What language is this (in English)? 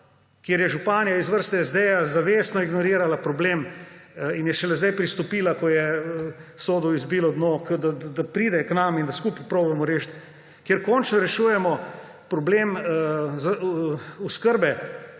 Slovenian